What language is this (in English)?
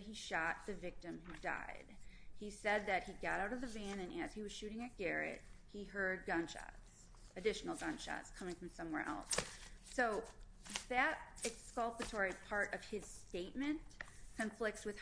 English